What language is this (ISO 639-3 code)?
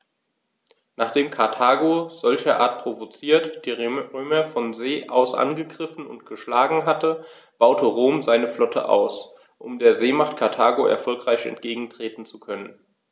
deu